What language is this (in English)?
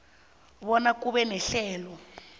South Ndebele